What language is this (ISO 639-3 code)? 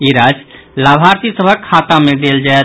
mai